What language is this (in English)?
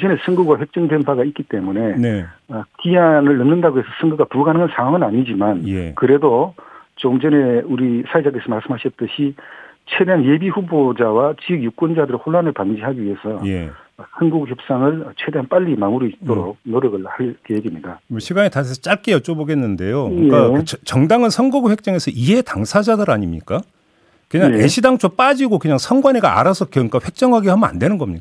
Korean